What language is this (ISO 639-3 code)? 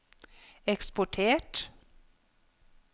nor